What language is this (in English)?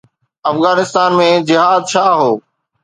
Sindhi